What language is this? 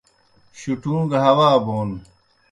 Kohistani Shina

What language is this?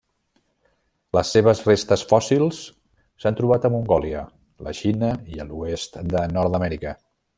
Catalan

